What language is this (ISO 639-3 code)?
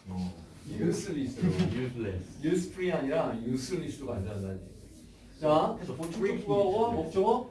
kor